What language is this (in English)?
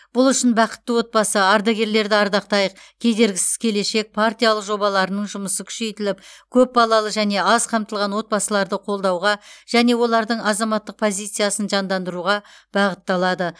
Kazakh